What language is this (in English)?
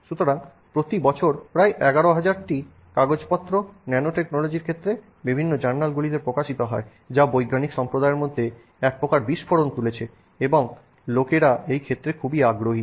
Bangla